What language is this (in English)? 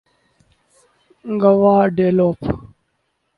Urdu